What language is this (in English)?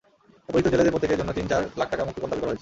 Bangla